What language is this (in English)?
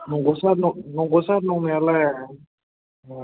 Bodo